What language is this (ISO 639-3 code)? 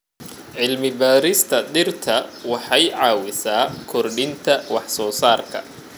som